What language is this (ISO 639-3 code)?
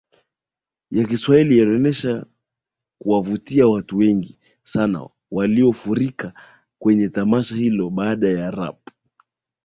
swa